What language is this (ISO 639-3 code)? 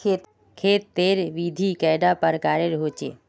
mag